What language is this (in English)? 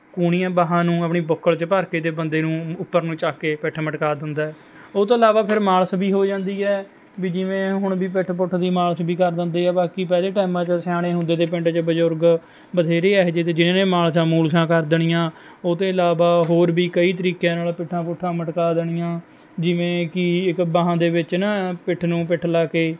Punjabi